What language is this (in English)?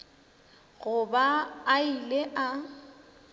Northern Sotho